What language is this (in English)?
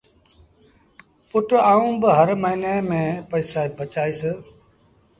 Sindhi Bhil